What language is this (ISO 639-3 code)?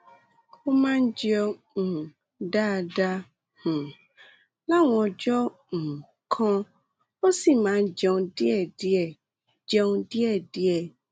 yor